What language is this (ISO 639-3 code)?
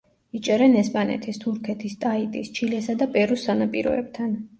kat